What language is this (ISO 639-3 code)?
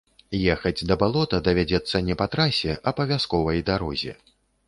bel